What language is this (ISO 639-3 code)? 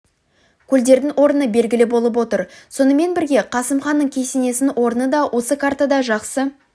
kaz